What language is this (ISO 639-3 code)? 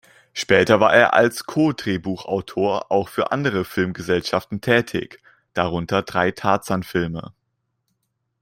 deu